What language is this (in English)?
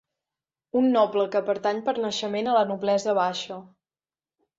Catalan